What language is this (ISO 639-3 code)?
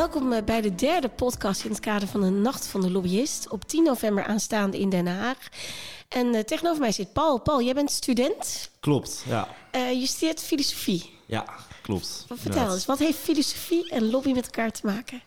nld